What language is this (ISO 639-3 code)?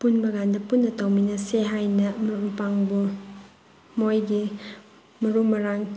mni